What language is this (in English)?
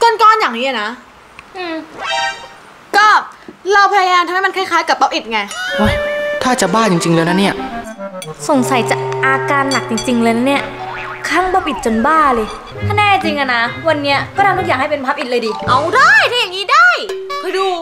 Thai